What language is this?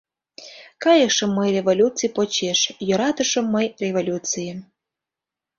Mari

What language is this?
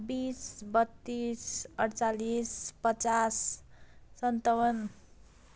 Nepali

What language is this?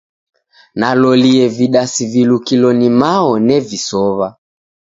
Taita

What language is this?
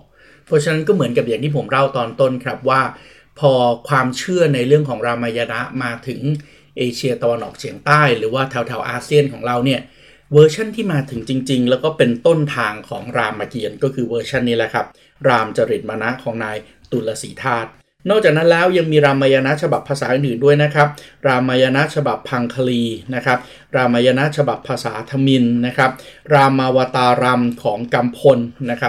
Thai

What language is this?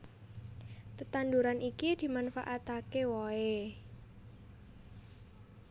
Javanese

